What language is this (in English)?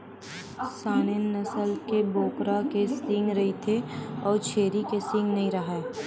Chhattisgarhi